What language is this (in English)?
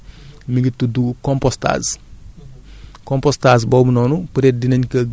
Wolof